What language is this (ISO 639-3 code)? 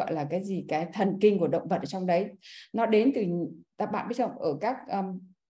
vie